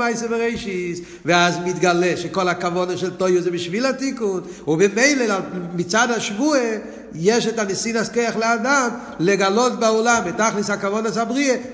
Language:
Hebrew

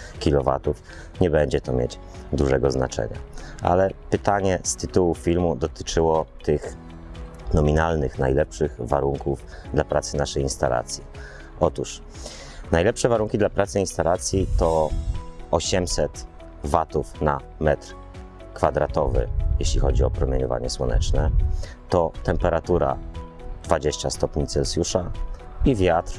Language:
Polish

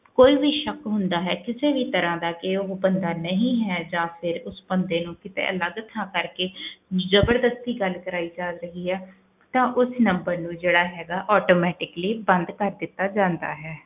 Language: Punjabi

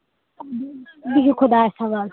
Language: Kashmiri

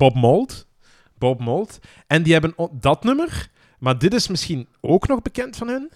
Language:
Dutch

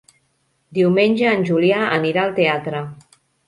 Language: Catalan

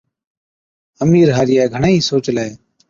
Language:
Od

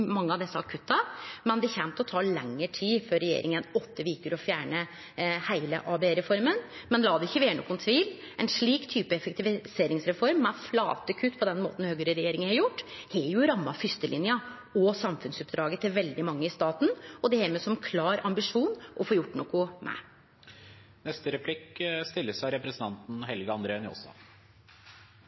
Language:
Norwegian Nynorsk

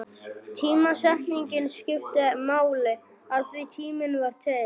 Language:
Icelandic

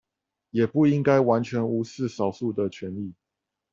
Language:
Chinese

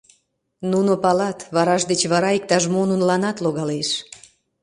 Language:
Mari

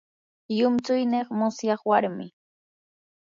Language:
Yanahuanca Pasco Quechua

